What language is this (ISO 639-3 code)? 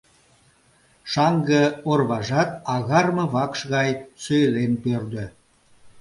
chm